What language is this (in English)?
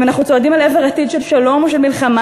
Hebrew